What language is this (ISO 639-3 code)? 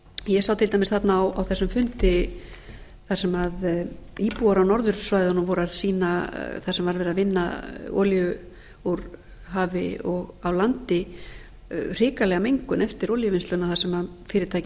isl